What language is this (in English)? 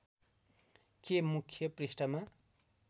Nepali